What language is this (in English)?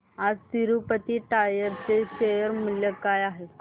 Marathi